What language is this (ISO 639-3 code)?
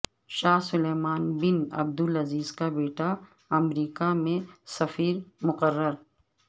urd